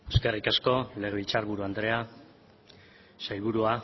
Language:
Basque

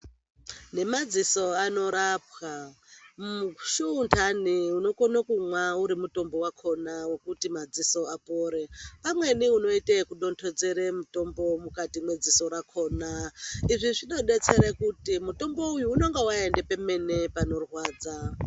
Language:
Ndau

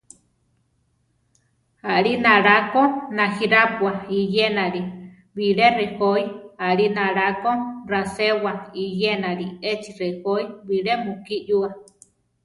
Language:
Central Tarahumara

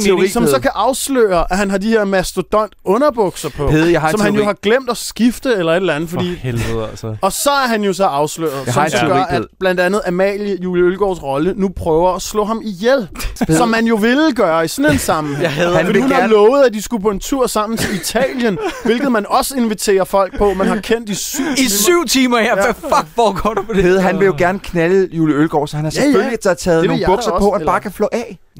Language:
Danish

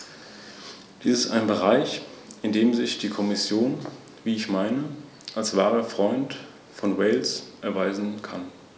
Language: German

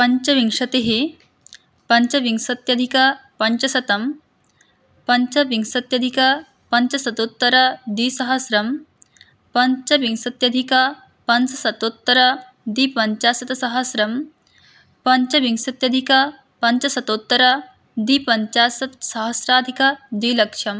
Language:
Sanskrit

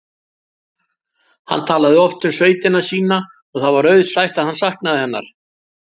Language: Icelandic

